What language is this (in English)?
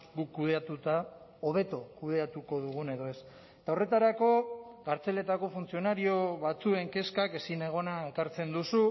Basque